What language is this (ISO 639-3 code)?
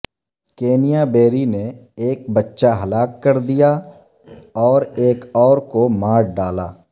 urd